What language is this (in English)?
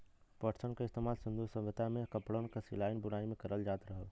Bhojpuri